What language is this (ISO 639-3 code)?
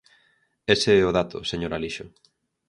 glg